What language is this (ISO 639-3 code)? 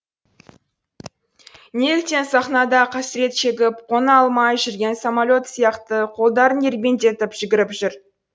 kaz